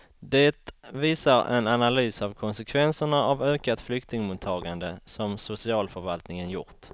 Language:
Swedish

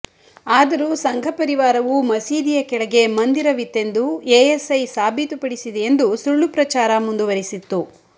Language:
Kannada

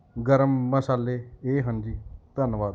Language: Punjabi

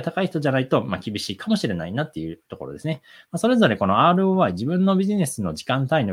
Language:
Japanese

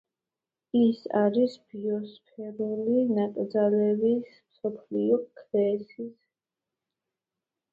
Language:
Georgian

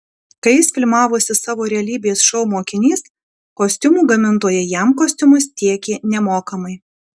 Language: Lithuanian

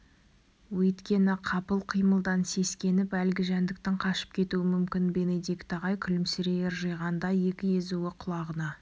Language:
Kazakh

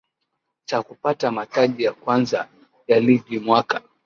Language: Swahili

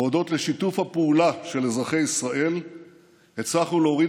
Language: Hebrew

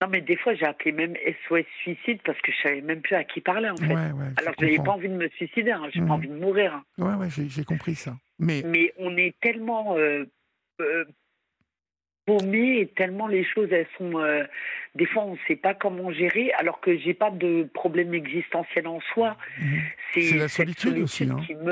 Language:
French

